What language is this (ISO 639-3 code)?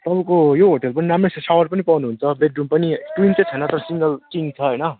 nep